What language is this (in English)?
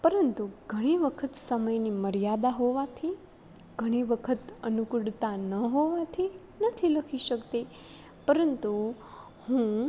Gujarati